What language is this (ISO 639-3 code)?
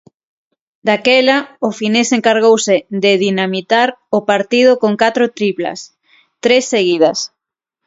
glg